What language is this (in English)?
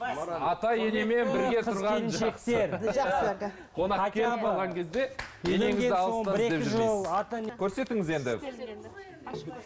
Kazakh